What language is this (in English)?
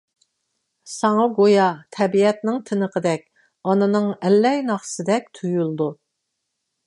Uyghur